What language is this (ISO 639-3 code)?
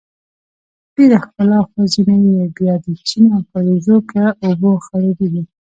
pus